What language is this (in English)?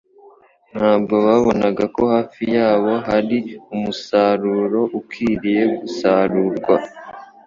Kinyarwanda